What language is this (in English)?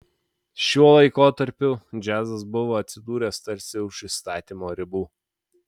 Lithuanian